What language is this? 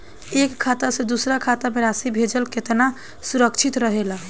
Bhojpuri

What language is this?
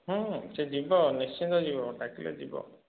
Odia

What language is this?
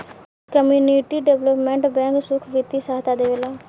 Bhojpuri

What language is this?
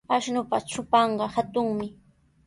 Sihuas Ancash Quechua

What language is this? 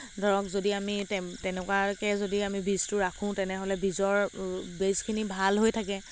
Assamese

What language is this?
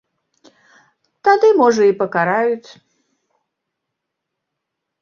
Belarusian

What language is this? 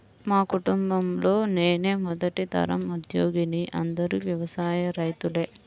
Telugu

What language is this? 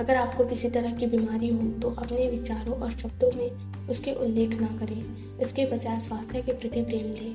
Hindi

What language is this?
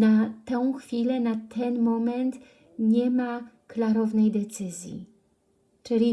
Polish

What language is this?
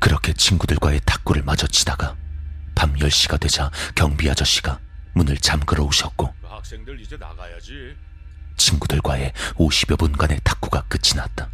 Korean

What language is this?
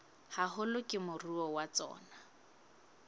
Southern Sotho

